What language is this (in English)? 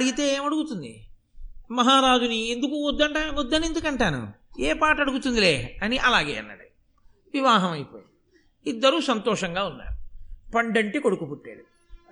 Telugu